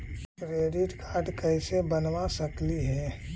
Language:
Magahi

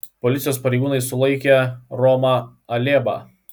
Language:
Lithuanian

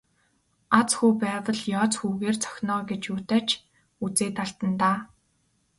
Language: Mongolian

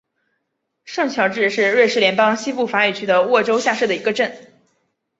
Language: Chinese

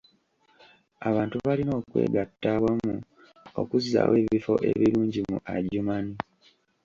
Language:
Ganda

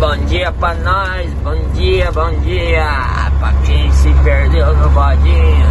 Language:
Portuguese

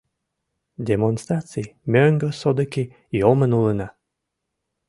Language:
Mari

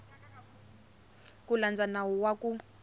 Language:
Tsonga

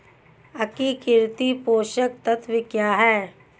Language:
Hindi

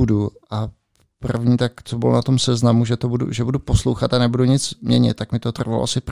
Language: Czech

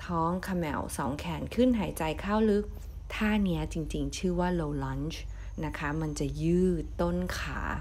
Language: Thai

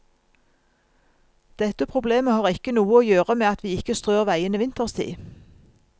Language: Norwegian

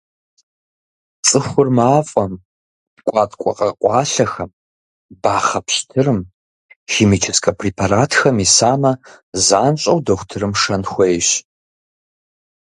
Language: Kabardian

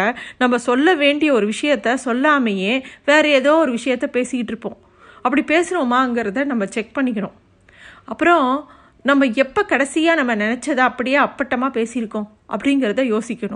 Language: Tamil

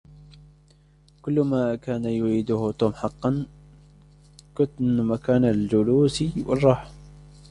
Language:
Arabic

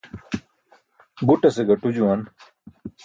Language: Burushaski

